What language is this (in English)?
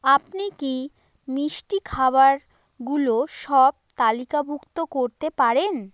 Bangla